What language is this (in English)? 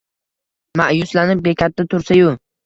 Uzbek